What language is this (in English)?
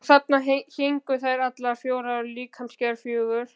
Icelandic